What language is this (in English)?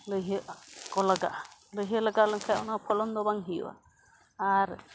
Santali